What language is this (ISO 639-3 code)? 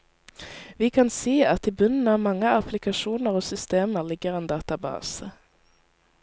nor